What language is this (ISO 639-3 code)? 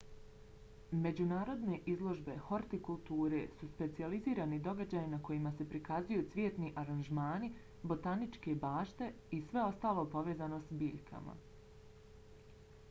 bos